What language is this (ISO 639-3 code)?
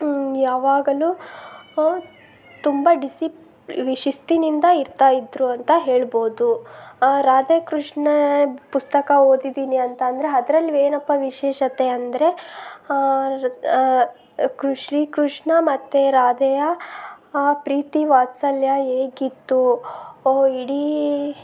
kan